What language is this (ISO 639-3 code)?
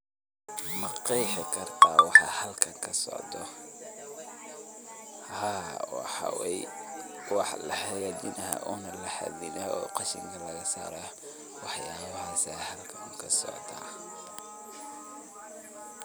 som